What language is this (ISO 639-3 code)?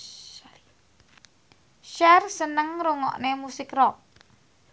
jav